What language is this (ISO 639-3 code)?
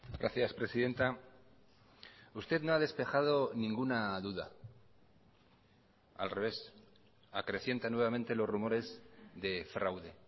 spa